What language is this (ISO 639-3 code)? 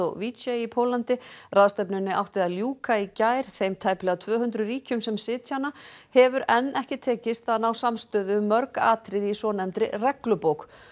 isl